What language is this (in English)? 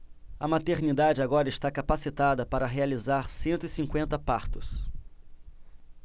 Portuguese